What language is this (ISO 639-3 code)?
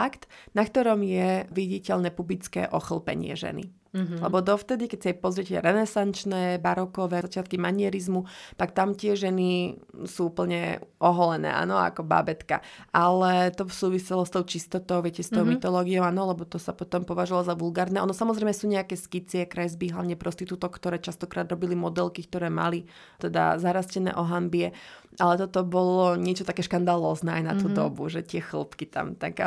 slk